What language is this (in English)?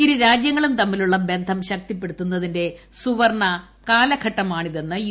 Malayalam